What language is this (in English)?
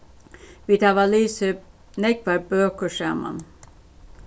Faroese